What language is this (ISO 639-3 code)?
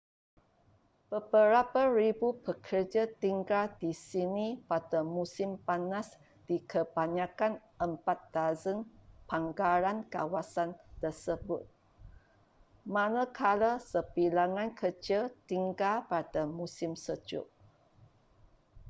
msa